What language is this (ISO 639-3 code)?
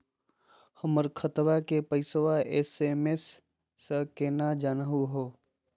mag